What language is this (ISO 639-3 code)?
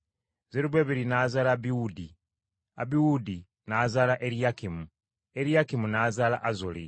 lug